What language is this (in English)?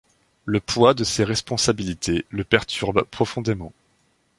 French